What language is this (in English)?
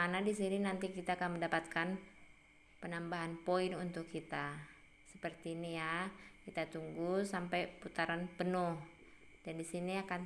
Indonesian